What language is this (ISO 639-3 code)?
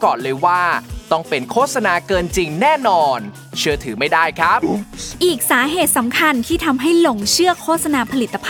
tha